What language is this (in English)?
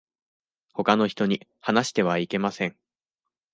Japanese